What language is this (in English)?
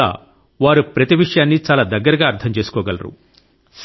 Telugu